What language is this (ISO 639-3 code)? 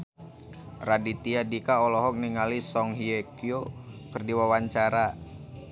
sun